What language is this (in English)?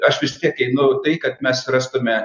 Lithuanian